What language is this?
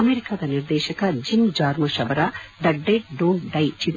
Kannada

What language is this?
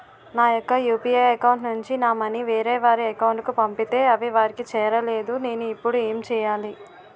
Telugu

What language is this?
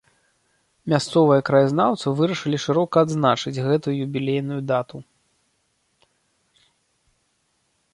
Belarusian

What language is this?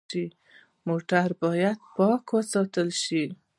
Pashto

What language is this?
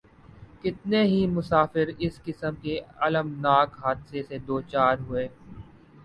Urdu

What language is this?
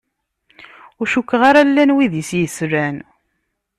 Kabyle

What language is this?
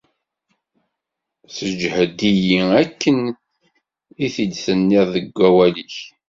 Kabyle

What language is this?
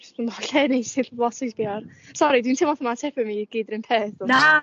Welsh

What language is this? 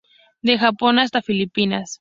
Spanish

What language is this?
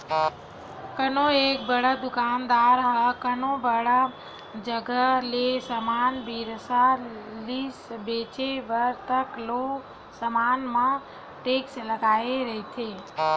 Chhattisgarhi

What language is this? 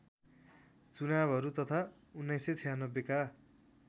Nepali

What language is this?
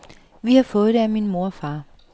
Danish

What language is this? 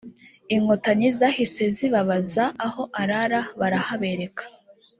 Kinyarwanda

